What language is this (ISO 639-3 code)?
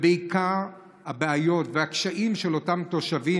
heb